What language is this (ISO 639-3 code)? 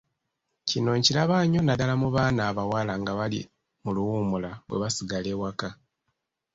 lug